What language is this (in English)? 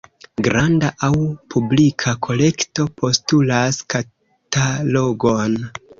Esperanto